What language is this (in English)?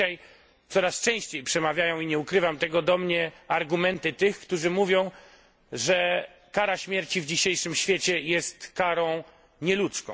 Polish